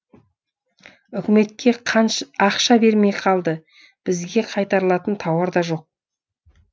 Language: Kazakh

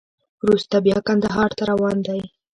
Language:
Pashto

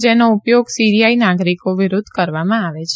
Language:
Gujarati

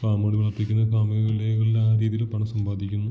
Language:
Malayalam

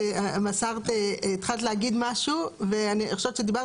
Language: Hebrew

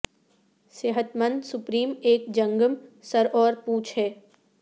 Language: Urdu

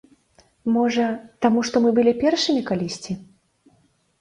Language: Belarusian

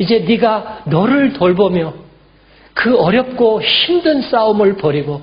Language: Korean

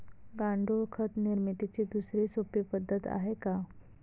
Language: Marathi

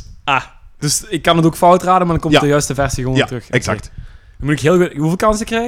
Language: Dutch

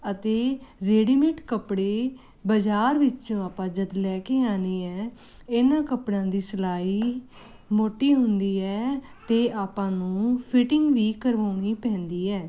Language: Punjabi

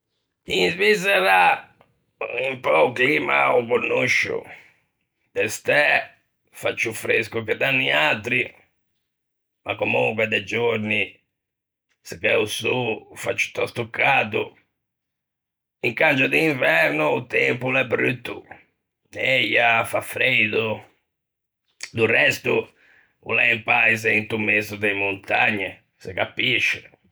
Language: Ligurian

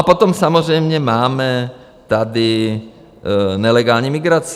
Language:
Czech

